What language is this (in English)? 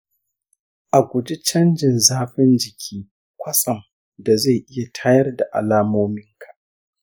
Hausa